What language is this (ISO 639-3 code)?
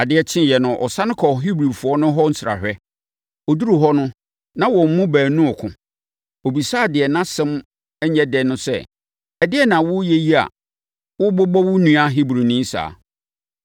aka